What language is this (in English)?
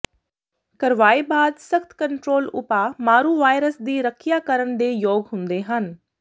Punjabi